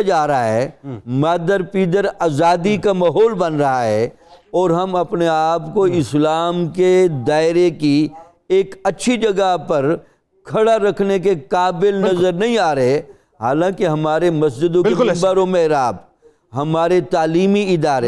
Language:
Urdu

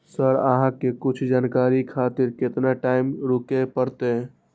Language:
Maithili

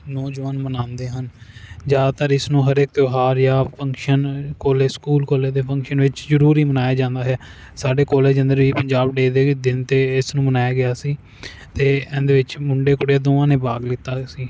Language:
Punjabi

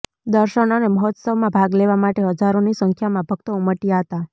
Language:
Gujarati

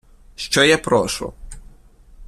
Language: Ukrainian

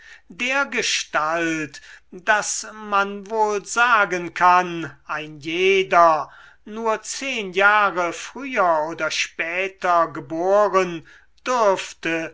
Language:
German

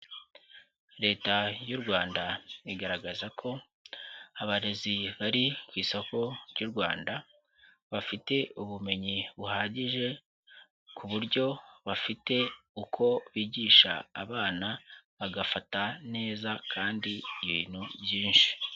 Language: Kinyarwanda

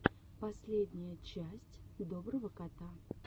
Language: Russian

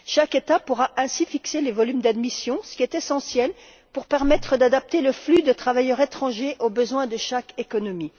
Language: French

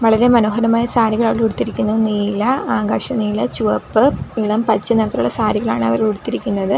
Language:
Malayalam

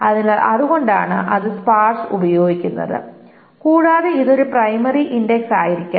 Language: Malayalam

